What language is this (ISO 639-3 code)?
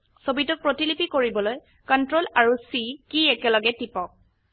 asm